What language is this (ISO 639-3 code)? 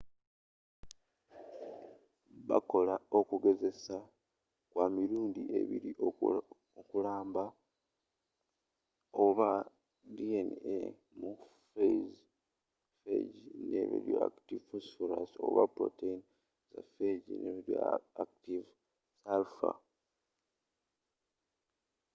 lug